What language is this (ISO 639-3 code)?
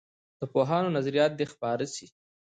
pus